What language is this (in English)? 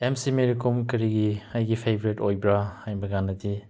Manipuri